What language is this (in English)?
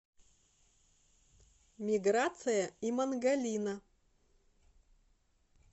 Russian